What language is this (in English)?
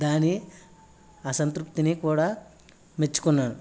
Telugu